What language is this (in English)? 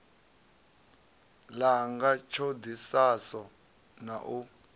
Venda